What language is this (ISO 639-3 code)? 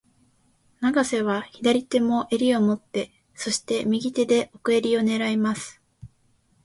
jpn